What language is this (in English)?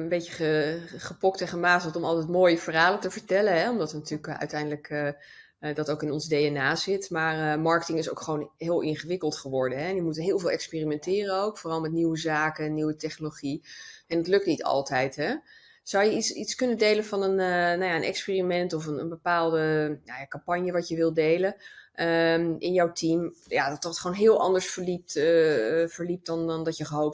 Dutch